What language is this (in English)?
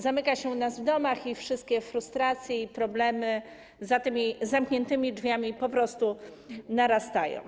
Polish